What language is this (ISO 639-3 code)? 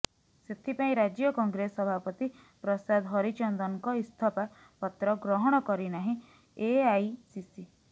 ori